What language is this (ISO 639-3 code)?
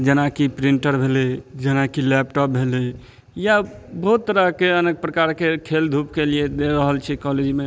mai